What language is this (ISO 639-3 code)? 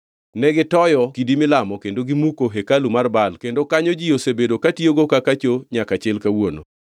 luo